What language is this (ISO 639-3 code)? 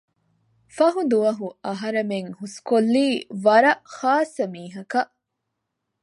div